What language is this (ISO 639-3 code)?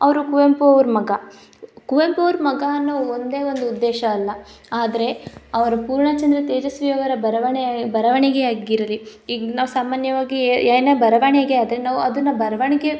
kan